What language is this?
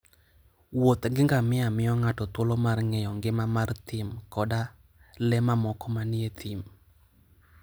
Luo (Kenya and Tanzania)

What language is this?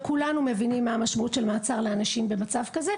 Hebrew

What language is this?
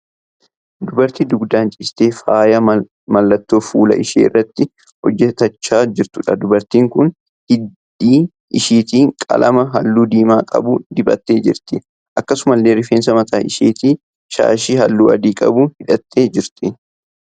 Oromo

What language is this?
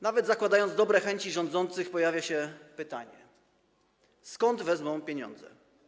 Polish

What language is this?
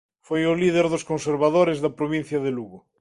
Galician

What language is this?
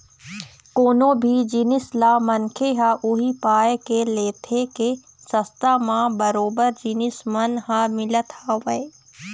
Chhattisgarhi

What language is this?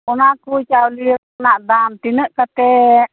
Santali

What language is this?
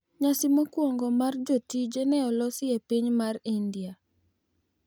Luo (Kenya and Tanzania)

